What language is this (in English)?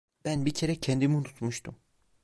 Turkish